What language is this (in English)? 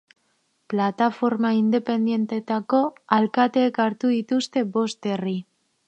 Basque